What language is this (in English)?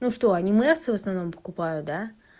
Russian